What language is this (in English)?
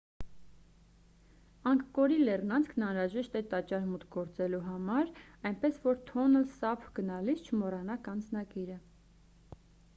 Armenian